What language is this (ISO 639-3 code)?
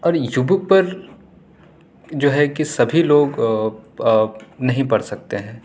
urd